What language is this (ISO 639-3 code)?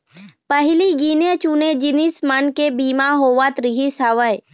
hne